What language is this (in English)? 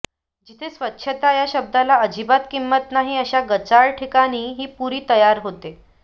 Marathi